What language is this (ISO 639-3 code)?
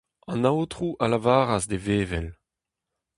bre